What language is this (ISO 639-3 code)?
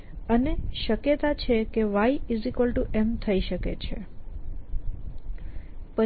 guj